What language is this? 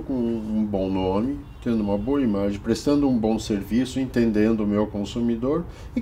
Portuguese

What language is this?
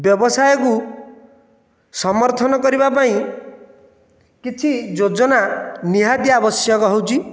Odia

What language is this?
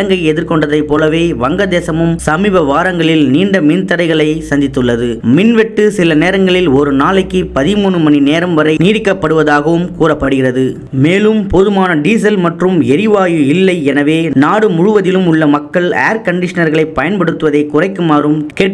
Turkish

